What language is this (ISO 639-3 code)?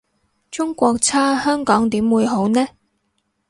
yue